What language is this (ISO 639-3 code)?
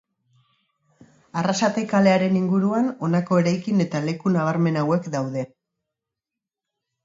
eus